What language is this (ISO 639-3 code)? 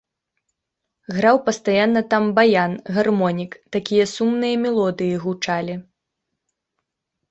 bel